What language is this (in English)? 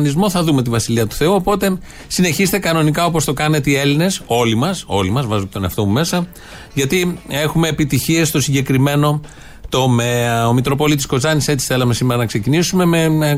Greek